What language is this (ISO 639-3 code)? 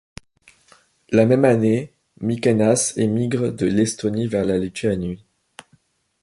fra